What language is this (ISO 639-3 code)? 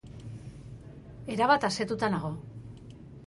eus